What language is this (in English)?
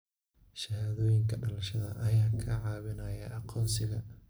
Somali